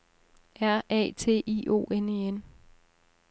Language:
Danish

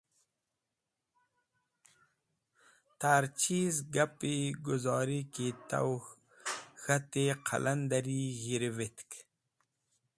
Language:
Wakhi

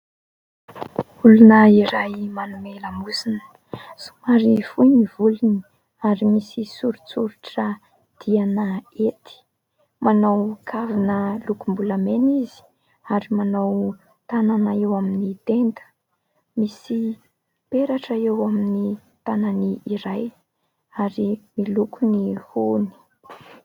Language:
Malagasy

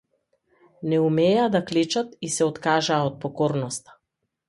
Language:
Macedonian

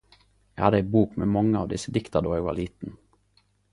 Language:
Norwegian Nynorsk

